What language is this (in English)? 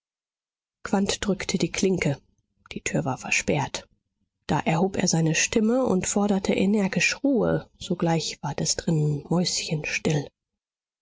German